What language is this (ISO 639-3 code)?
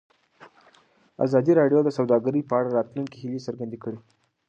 pus